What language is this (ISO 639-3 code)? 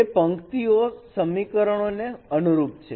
guj